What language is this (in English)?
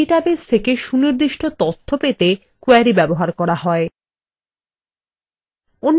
Bangla